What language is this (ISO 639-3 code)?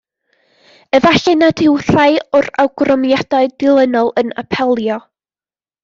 cym